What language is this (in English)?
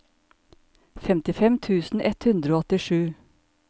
Norwegian